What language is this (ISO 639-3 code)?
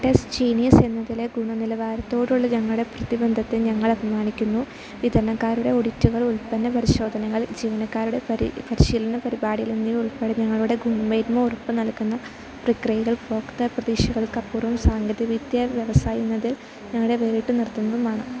mal